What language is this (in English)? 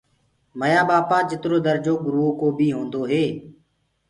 Gurgula